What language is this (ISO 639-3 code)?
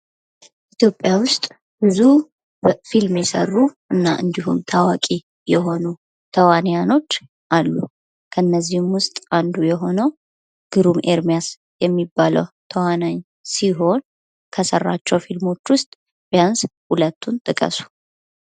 amh